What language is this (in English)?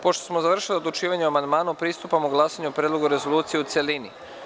Serbian